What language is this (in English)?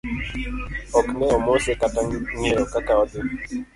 Luo (Kenya and Tanzania)